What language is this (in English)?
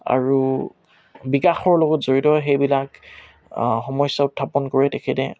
Assamese